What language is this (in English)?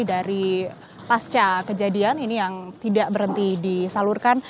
Indonesian